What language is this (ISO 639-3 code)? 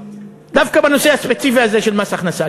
heb